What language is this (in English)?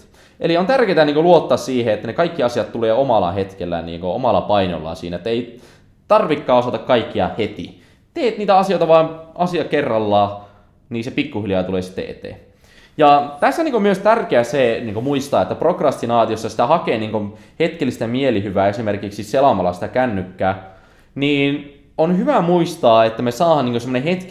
Finnish